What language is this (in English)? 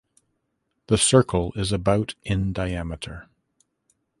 English